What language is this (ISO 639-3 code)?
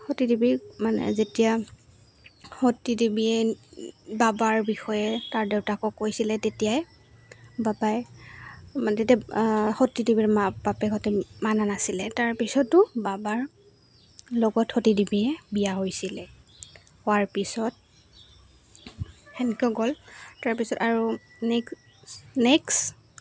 asm